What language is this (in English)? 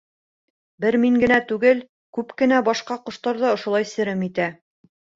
Bashkir